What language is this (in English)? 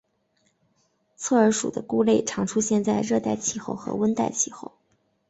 Chinese